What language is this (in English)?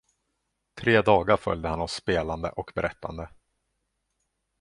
Swedish